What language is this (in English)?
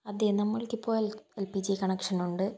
Malayalam